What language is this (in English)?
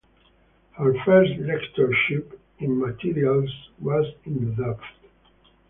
English